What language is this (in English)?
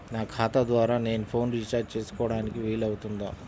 Telugu